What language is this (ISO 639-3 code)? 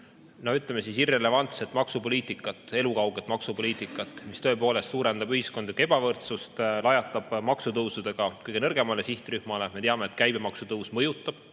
est